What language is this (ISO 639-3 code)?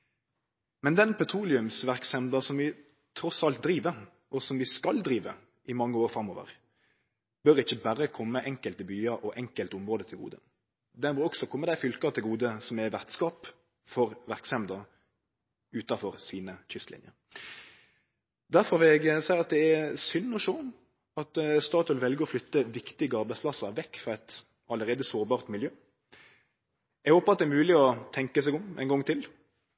nno